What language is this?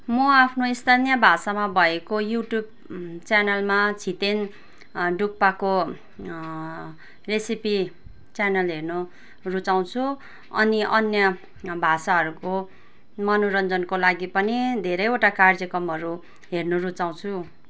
Nepali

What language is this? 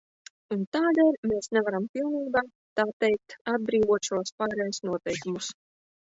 Latvian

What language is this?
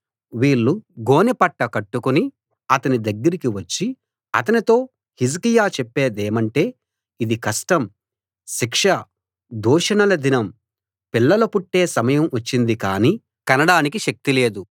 Telugu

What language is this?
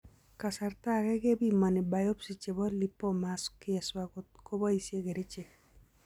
Kalenjin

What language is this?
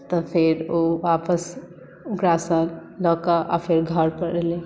Maithili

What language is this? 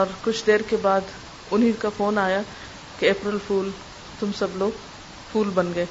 Urdu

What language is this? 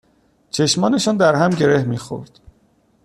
Persian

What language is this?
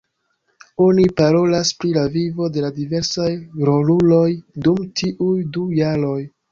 Esperanto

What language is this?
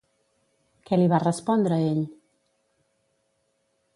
Catalan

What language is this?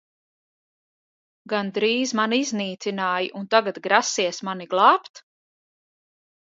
Latvian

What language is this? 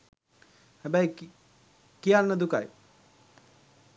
Sinhala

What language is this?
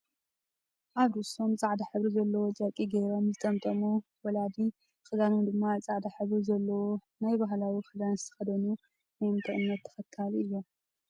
Tigrinya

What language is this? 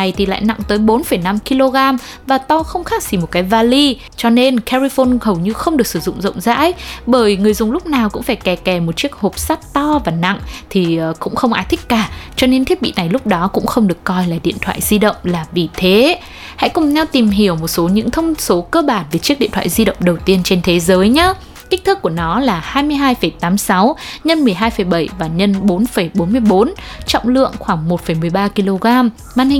Vietnamese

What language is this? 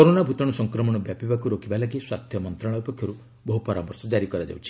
Odia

